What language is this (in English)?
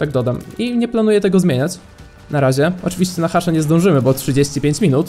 Polish